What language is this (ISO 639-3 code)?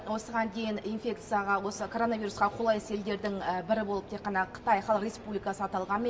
kaz